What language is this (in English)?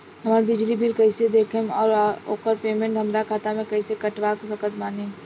Bhojpuri